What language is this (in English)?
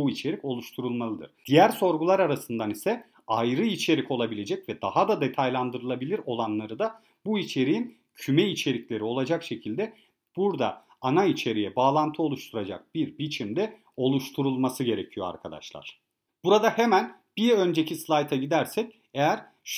Turkish